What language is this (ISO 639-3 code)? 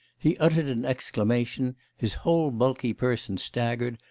eng